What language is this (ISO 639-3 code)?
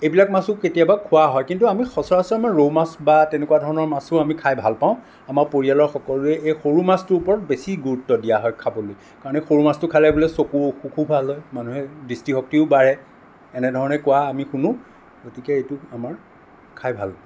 asm